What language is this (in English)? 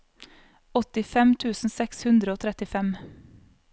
Norwegian